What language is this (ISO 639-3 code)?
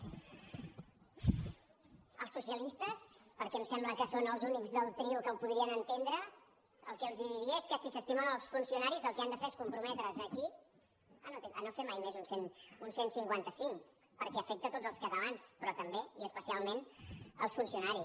cat